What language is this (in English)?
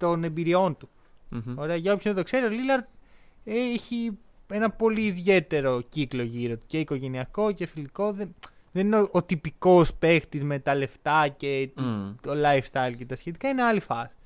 Greek